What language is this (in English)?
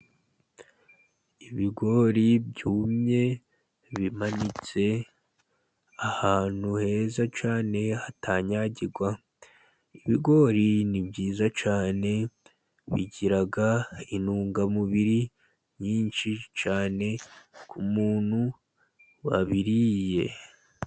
Kinyarwanda